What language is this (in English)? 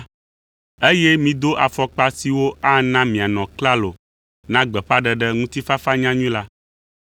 Ewe